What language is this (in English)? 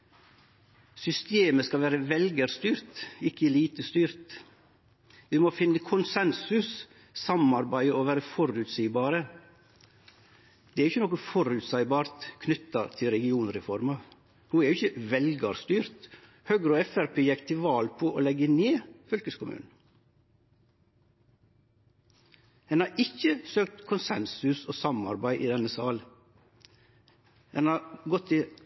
Norwegian Nynorsk